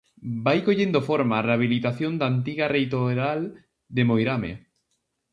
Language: Galician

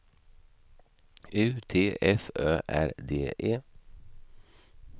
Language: Swedish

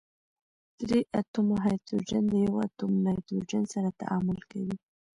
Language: Pashto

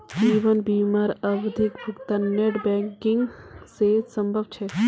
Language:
Magahi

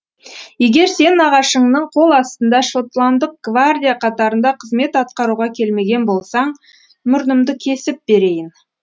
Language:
Kazakh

